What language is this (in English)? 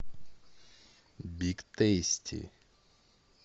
Russian